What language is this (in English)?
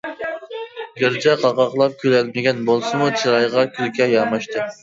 Uyghur